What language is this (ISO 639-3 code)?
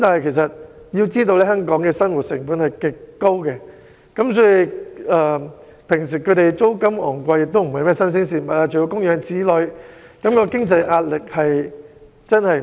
yue